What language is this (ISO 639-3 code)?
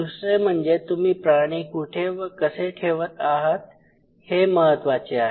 mar